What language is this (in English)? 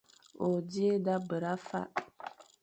Fang